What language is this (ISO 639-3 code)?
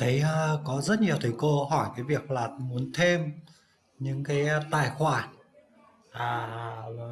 vie